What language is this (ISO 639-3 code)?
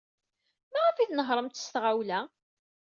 kab